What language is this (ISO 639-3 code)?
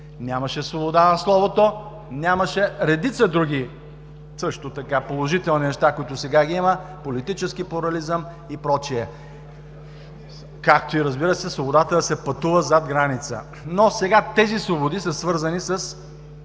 bul